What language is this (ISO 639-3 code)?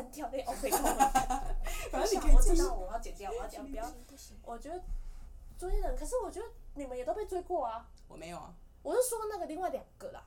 zho